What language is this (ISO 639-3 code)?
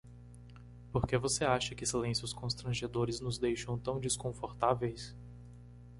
por